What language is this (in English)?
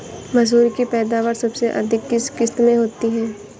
Hindi